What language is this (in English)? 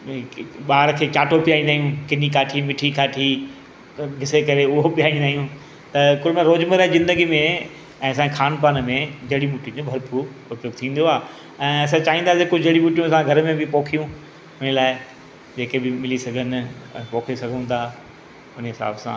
Sindhi